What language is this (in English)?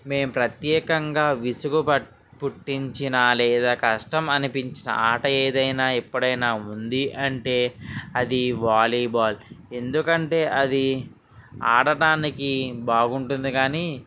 Telugu